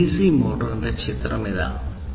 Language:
Malayalam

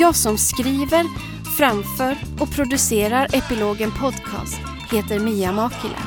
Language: Swedish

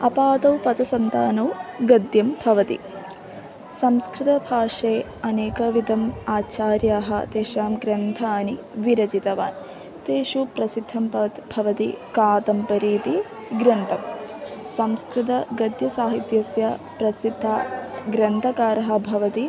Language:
Sanskrit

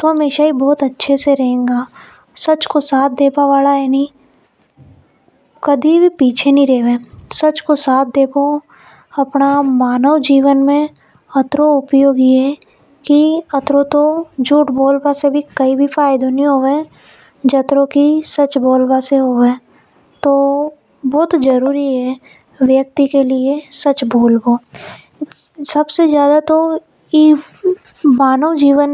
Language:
Hadothi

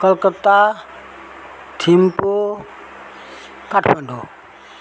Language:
Nepali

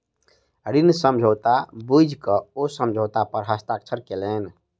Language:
Maithili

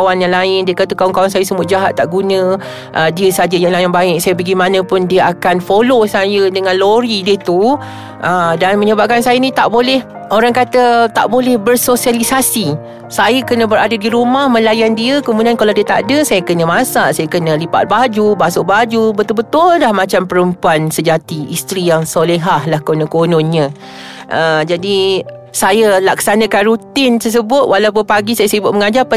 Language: Malay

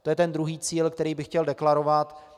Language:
Czech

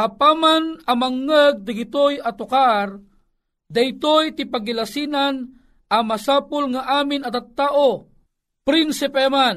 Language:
Filipino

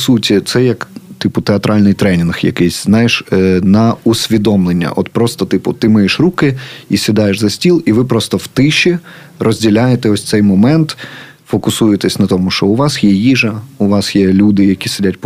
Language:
Ukrainian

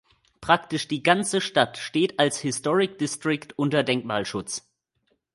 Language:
German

